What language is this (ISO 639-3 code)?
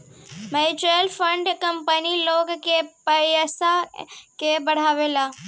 bho